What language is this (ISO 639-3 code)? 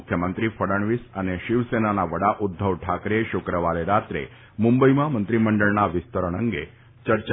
guj